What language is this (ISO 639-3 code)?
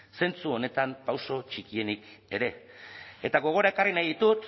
eus